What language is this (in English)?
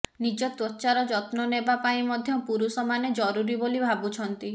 Odia